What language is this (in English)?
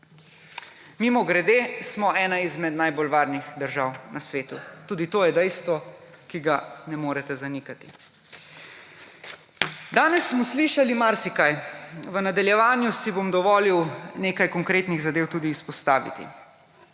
Slovenian